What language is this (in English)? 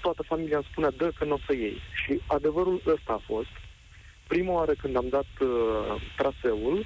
Romanian